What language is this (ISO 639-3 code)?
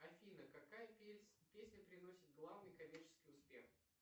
rus